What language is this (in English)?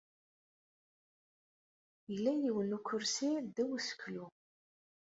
Kabyle